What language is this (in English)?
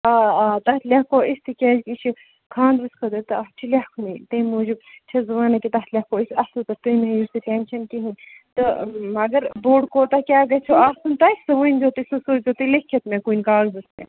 Kashmiri